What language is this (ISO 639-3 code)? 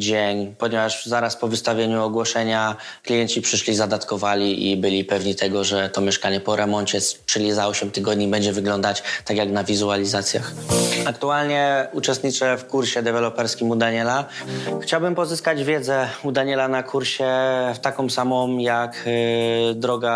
pol